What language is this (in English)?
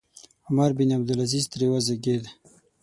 Pashto